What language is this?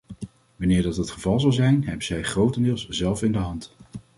Dutch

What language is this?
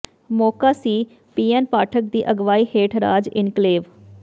Punjabi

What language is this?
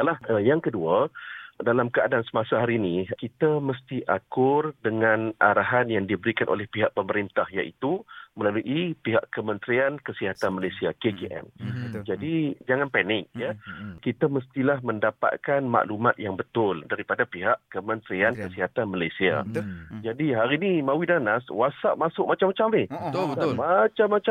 Malay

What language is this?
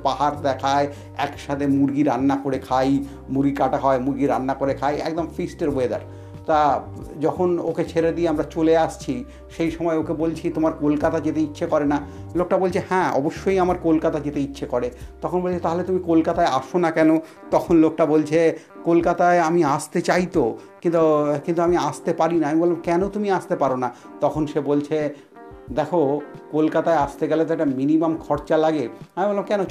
Bangla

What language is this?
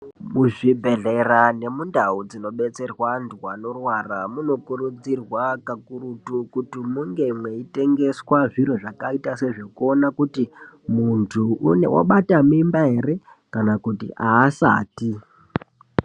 Ndau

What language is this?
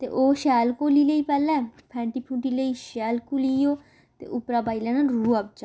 Dogri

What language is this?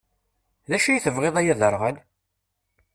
Kabyle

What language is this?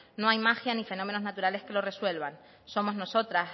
Spanish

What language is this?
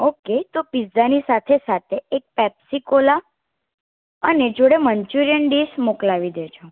Gujarati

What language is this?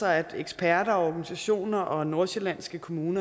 Danish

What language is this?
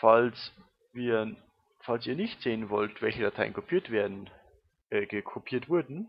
German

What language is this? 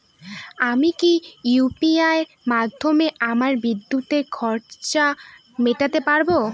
Bangla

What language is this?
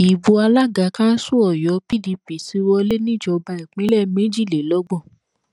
Yoruba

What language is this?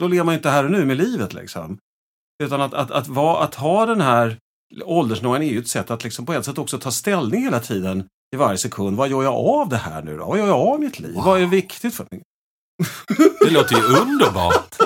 Swedish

